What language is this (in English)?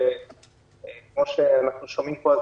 Hebrew